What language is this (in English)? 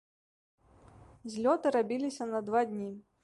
Belarusian